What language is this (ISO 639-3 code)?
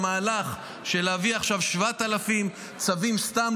heb